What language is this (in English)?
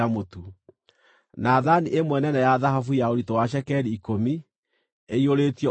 Kikuyu